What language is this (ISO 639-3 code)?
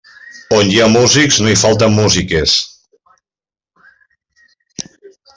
cat